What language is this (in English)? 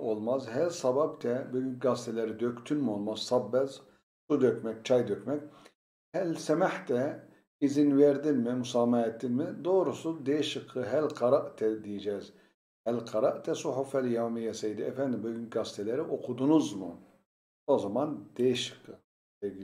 Turkish